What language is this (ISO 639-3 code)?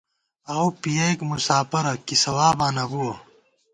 gwt